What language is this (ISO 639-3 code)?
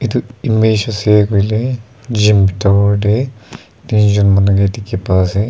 nag